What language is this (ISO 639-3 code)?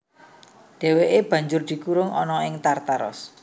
jav